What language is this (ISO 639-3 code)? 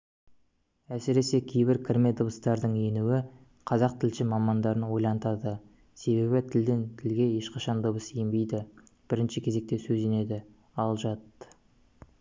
kaz